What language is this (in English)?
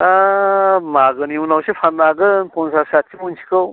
Bodo